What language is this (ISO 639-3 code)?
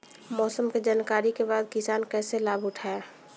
bho